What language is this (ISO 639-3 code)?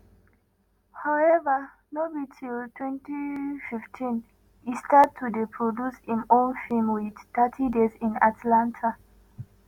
pcm